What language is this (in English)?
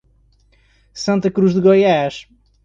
Portuguese